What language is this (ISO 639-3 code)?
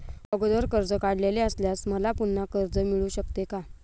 mar